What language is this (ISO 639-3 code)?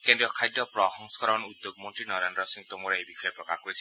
asm